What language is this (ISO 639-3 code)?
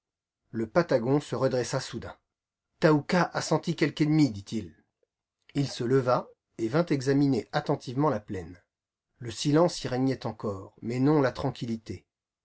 fra